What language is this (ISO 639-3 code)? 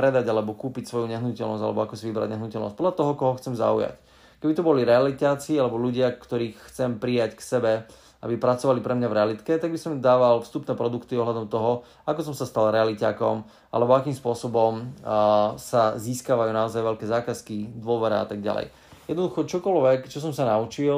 slk